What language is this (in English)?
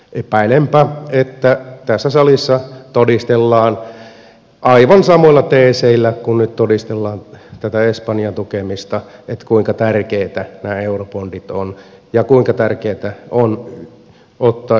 Finnish